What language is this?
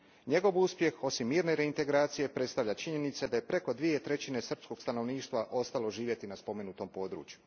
Croatian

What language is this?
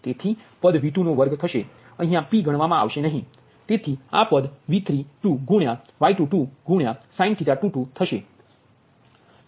Gujarati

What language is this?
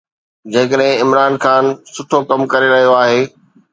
Sindhi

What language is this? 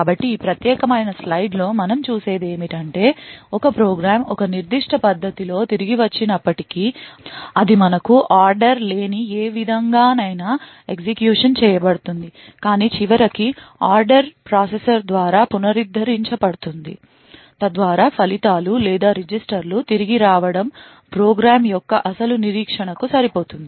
Telugu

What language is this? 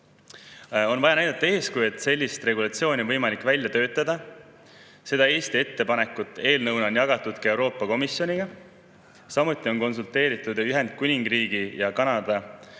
Estonian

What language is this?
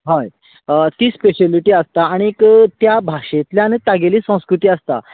Konkani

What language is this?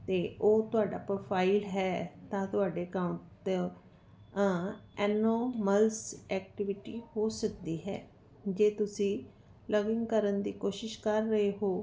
Punjabi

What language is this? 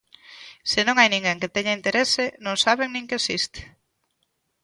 Galician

